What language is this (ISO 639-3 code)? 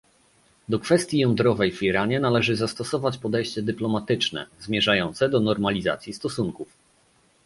pol